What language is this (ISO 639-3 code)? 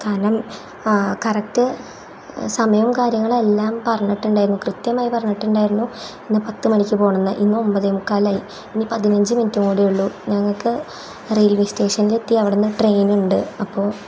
mal